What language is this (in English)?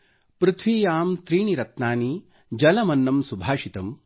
Kannada